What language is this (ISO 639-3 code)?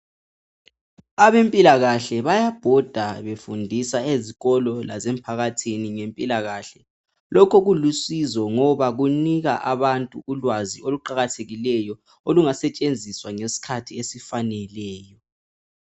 nde